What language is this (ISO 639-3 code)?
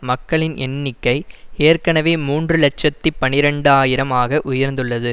tam